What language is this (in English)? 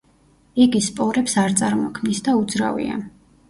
Georgian